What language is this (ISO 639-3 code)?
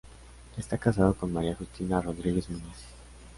spa